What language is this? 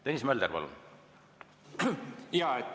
Estonian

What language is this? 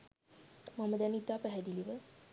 Sinhala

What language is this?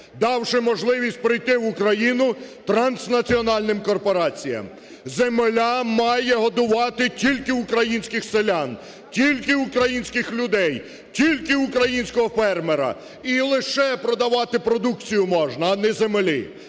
Ukrainian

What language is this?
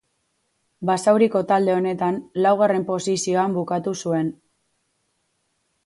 Basque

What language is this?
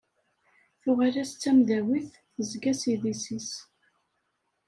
Kabyle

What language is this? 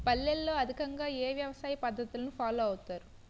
Telugu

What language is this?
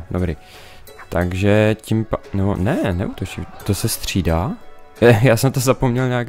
Czech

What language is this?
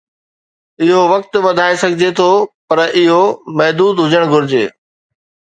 Sindhi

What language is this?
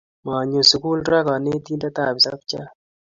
Kalenjin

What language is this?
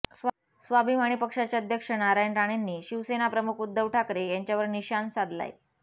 Marathi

